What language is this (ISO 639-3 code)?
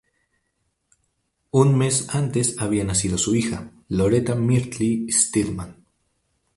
spa